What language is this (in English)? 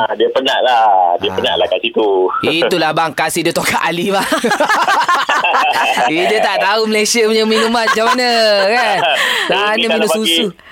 Malay